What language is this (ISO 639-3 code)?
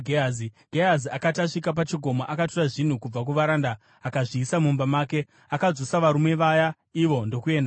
sna